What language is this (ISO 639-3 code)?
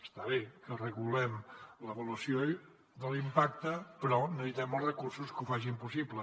cat